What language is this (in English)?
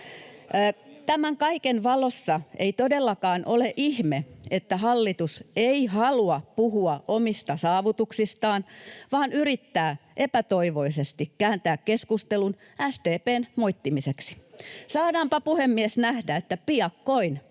Finnish